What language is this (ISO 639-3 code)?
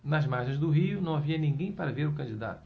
por